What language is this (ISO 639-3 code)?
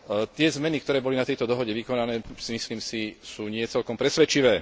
slk